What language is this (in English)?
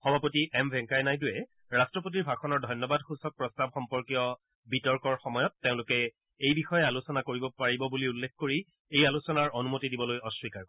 Assamese